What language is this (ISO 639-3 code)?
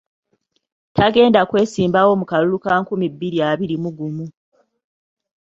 lug